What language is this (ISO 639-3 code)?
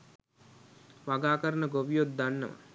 sin